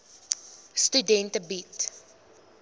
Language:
Afrikaans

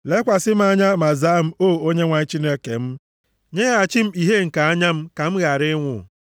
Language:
Igbo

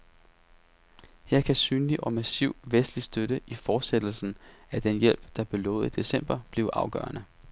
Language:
Danish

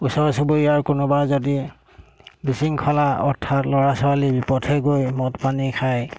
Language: Assamese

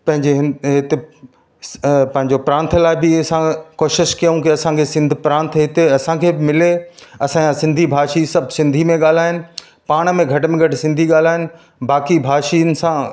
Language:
Sindhi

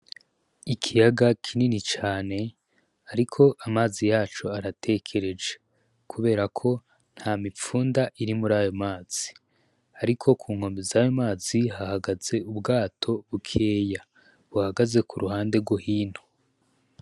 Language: Rundi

